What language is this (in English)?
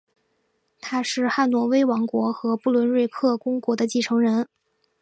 Chinese